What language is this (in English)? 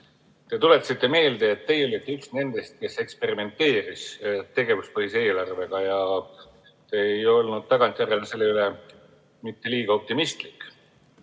Estonian